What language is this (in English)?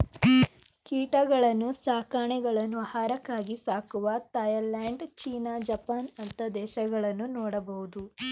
Kannada